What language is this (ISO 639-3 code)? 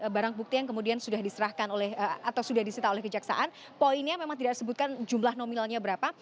ind